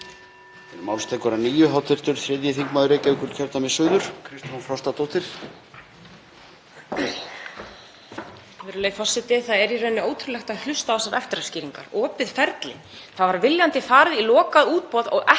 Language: Icelandic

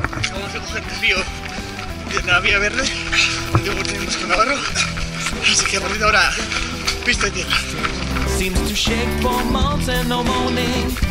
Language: Spanish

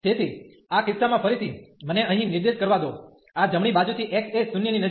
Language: Gujarati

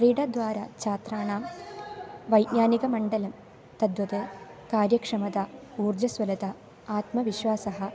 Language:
Sanskrit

